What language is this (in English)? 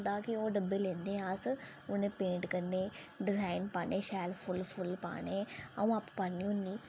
Dogri